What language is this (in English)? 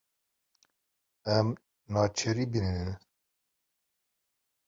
Kurdish